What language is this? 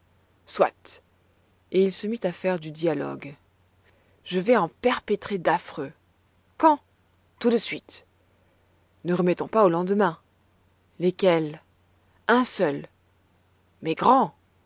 French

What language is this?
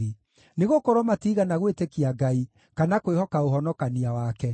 Kikuyu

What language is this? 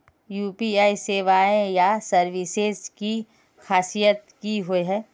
Magahi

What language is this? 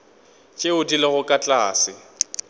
Northern Sotho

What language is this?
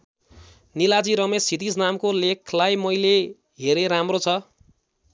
Nepali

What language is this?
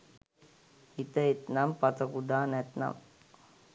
Sinhala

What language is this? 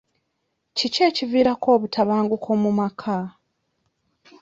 Ganda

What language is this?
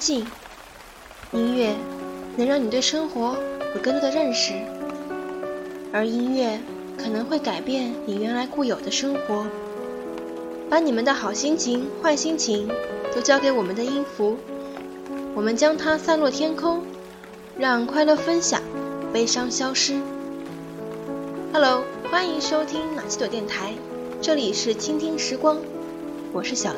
Chinese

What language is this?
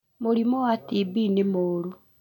Kikuyu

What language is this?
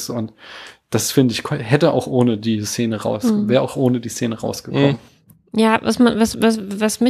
German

